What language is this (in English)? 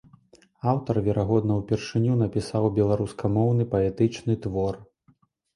Belarusian